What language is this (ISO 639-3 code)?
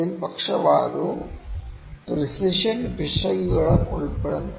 mal